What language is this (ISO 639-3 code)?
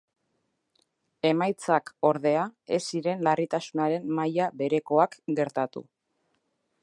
eus